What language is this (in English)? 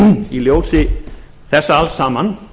Icelandic